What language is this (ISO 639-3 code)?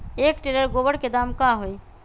mag